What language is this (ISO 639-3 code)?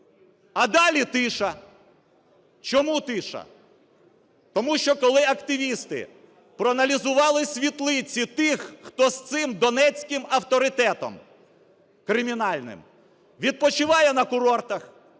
ukr